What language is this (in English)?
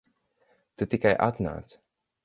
Latvian